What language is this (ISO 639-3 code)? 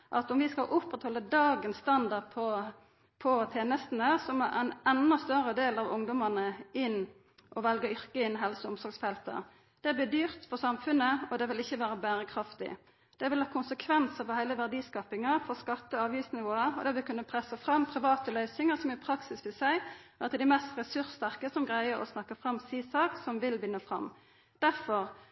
nno